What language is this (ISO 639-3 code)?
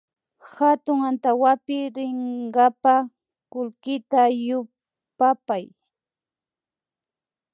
qvi